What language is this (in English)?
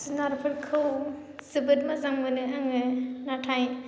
Bodo